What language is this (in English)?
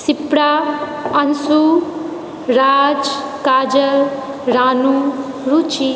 Maithili